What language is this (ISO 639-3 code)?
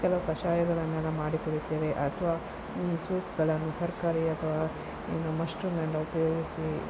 kan